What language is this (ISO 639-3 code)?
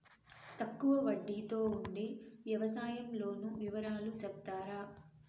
tel